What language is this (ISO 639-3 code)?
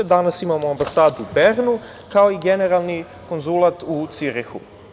srp